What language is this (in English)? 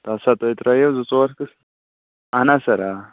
Kashmiri